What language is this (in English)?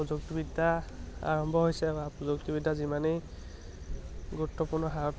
Assamese